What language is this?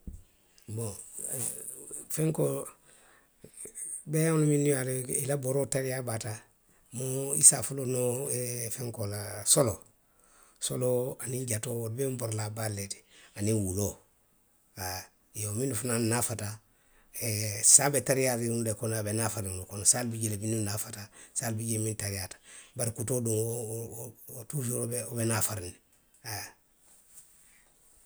Western Maninkakan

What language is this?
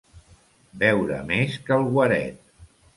Catalan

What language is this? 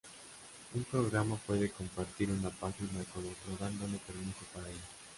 Spanish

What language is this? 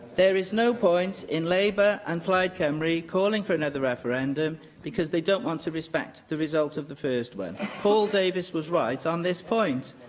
English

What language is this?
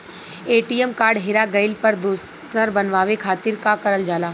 Bhojpuri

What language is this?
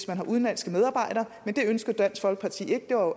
Danish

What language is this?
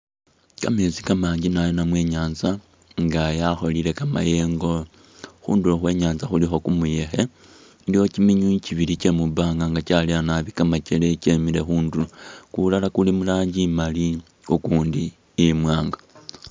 Masaaba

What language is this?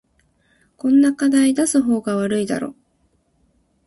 Japanese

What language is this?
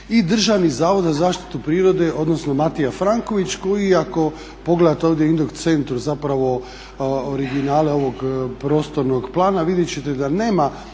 Croatian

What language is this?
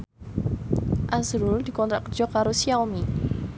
Javanese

